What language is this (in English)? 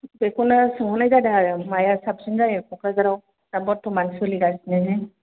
Bodo